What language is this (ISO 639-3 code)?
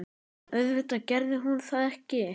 isl